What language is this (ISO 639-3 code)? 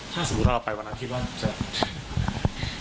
tha